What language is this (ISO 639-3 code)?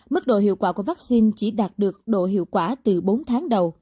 vie